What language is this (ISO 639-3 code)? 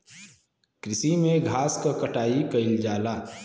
bho